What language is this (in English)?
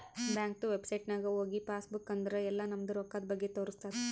Kannada